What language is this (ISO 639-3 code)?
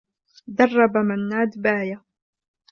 ara